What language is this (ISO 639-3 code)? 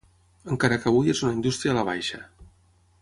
cat